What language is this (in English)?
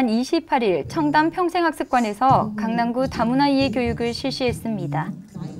Korean